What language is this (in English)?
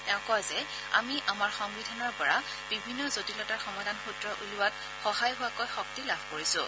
Assamese